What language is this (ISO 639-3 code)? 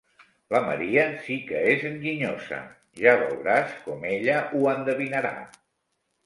cat